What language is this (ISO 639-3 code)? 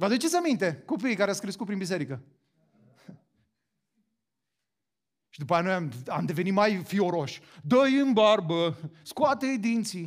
ron